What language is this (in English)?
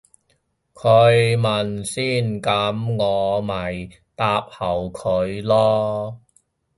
Cantonese